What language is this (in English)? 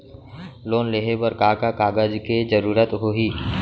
Chhattisgarhi